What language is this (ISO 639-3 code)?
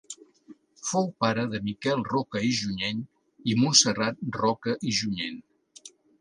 cat